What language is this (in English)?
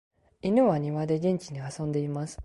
Japanese